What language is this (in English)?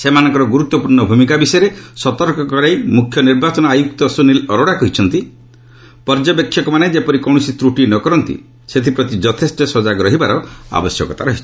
Odia